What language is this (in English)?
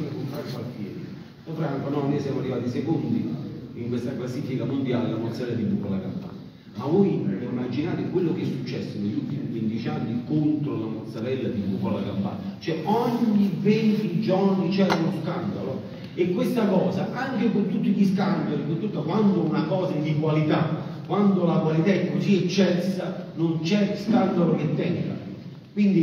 Italian